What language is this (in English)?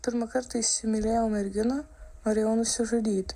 Lithuanian